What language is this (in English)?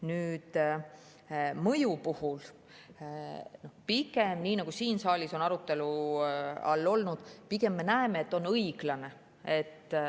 Estonian